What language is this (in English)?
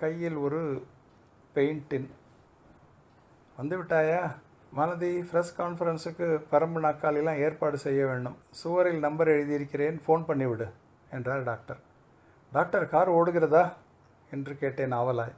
Tamil